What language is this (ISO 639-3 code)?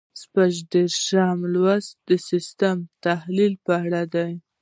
pus